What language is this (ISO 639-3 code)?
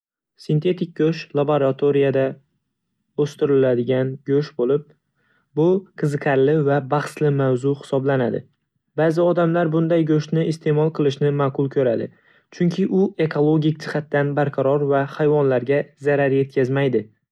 uzb